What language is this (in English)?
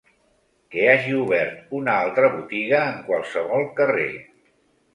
Catalan